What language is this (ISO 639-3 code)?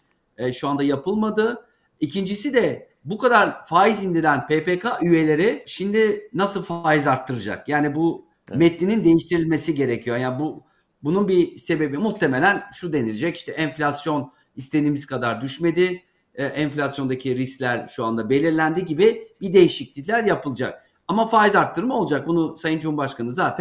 tur